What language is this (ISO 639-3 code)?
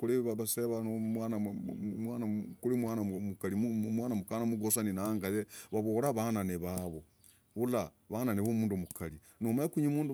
rag